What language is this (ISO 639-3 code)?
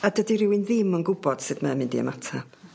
cym